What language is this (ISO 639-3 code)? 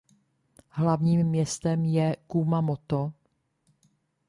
ces